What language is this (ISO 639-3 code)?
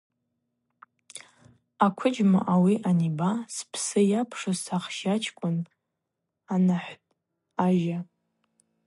abq